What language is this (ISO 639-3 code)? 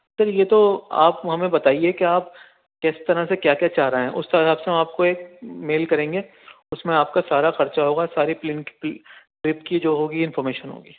urd